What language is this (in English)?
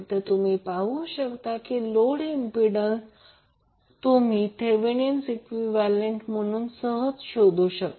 Marathi